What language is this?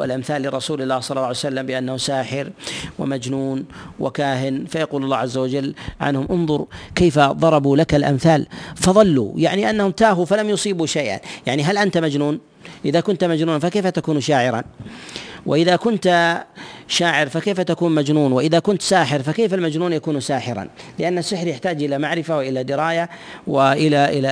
Arabic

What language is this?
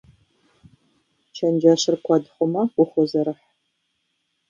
Kabardian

